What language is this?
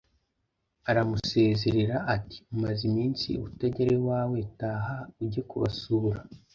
Kinyarwanda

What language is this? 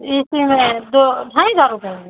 Hindi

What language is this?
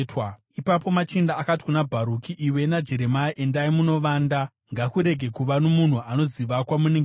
Shona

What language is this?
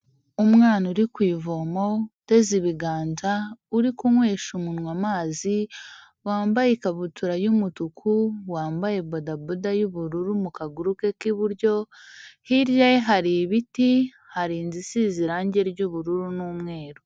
Kinyarwanda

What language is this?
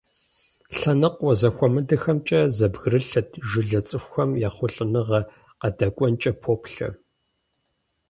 Kabardian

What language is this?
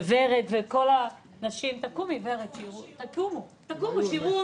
Hebrew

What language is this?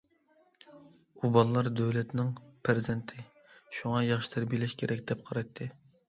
Uyghur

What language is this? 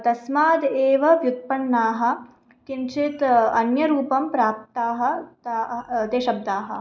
Sanskrit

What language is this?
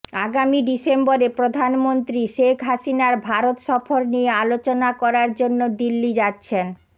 Bangla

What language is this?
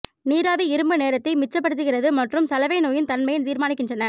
Tamil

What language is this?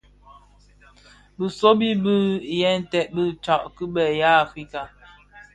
Bafia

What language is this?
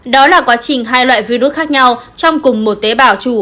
Vietnamese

